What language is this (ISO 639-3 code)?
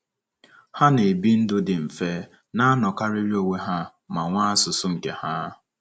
ibo